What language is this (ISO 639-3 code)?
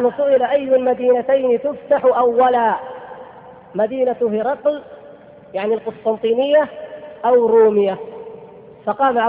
ara